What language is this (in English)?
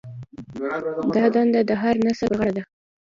Pashto